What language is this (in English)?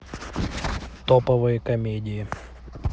Russian